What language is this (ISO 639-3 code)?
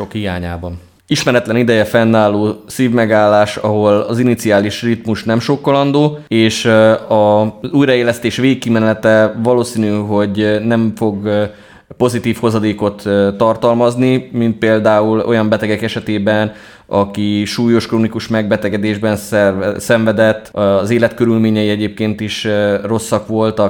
hun